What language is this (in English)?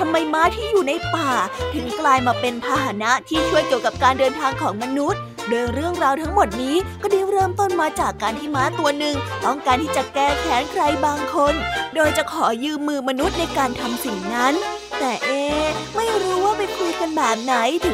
Thai